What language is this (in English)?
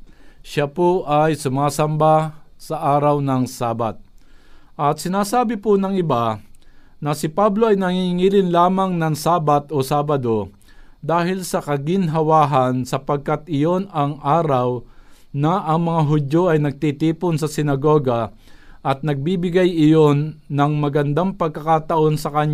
Filipino